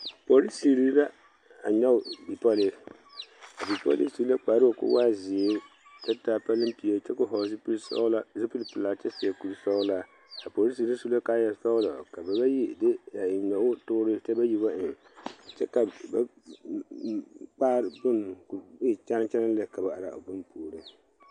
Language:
Southern Dagaare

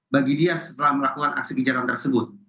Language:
Indonesian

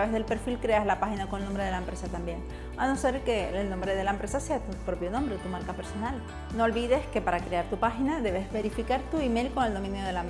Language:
Spanish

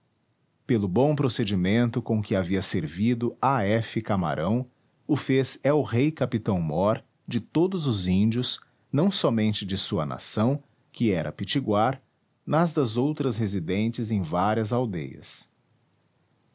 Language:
Portuguese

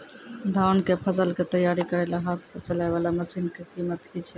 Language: Maithili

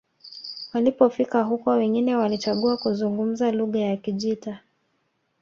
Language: Swahili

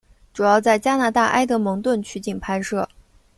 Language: Chinese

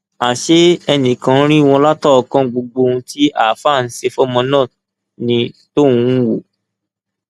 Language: Yoruba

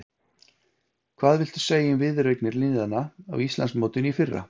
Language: Icelandic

